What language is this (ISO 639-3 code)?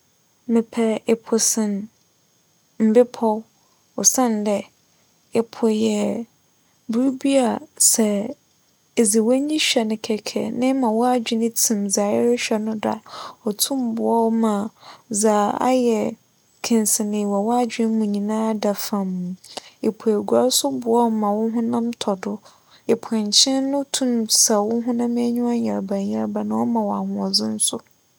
aka